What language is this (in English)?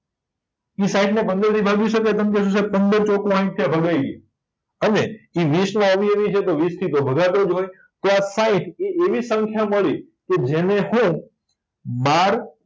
Gujarati